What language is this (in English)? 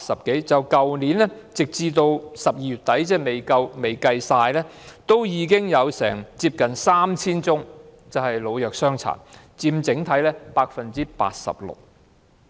Cantonese